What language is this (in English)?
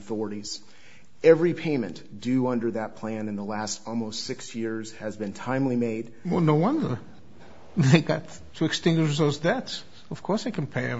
English